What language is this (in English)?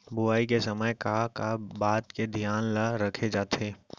Chhattisgarhi